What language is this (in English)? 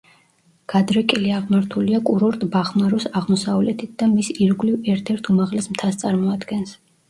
Georgian